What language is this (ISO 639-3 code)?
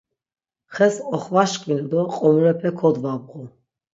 lzz